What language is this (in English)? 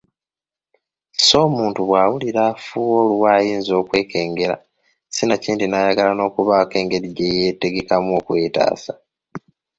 Ganda